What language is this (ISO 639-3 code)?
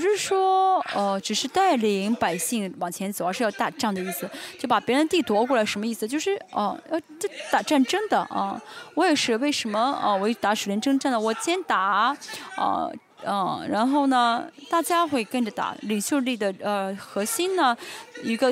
zho